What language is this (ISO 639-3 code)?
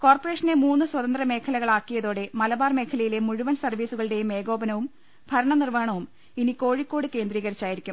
mal